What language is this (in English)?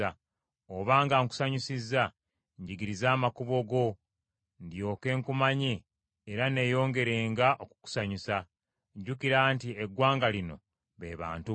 Ganda